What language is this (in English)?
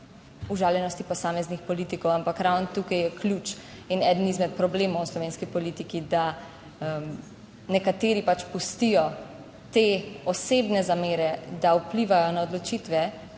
Slovenian